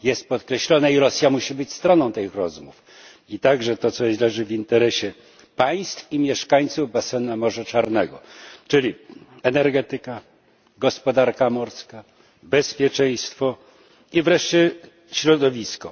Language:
Polish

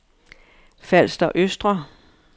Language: Danish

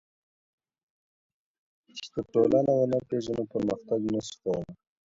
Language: Pashto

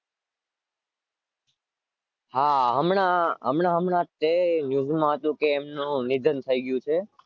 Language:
Gujarati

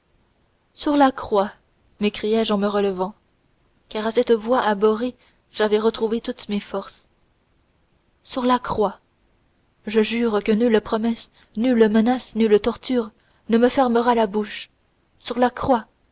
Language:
French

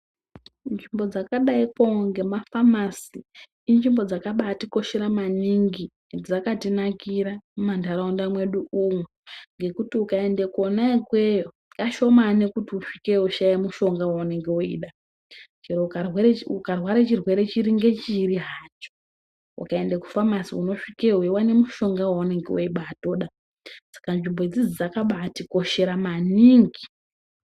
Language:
Ndau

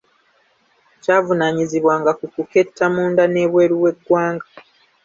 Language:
Ganda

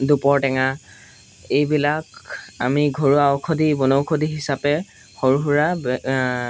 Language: Assamese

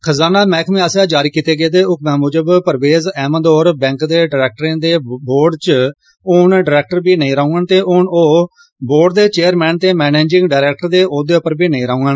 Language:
Dogri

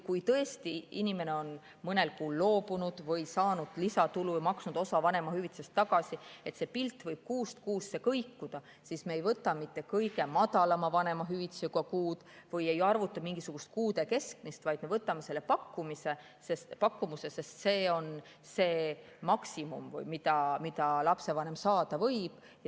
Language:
Estonian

